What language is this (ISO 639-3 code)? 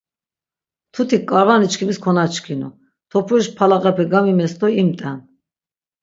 lzz